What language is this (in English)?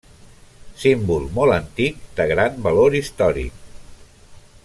Catalan